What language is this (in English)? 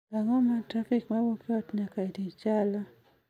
Luo (Kenya and Tanzania)